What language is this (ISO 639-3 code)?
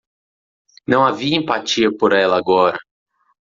por